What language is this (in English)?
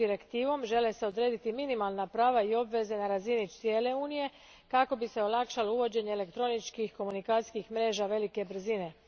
Croatian